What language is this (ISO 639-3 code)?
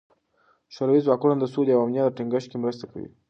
pus